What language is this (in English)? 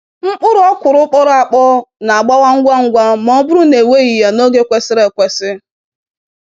Igbo